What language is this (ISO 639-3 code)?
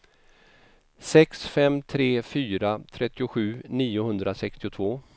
swe